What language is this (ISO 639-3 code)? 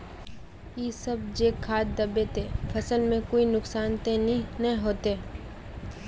mag